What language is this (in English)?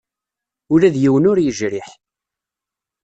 Kabyle